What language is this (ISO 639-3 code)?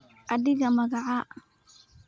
som